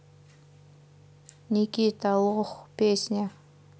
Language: Russian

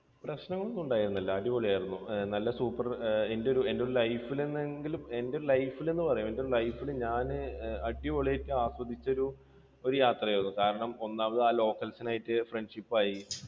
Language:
Malayalam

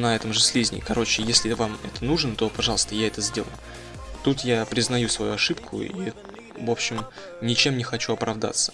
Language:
Russian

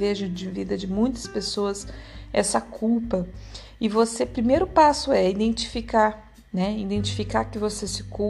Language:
Portuguese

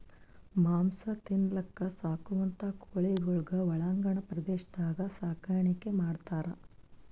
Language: Kannada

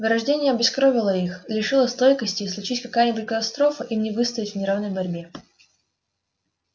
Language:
Russian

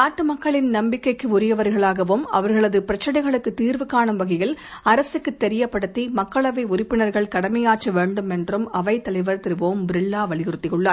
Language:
Tamil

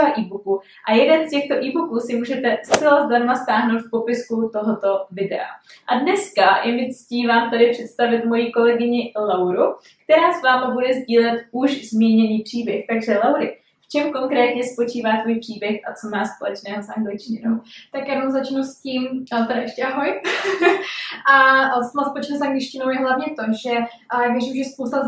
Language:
Czech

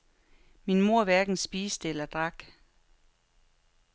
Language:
Danish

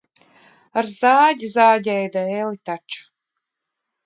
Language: Latvian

